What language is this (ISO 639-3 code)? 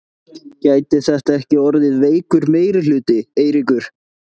isl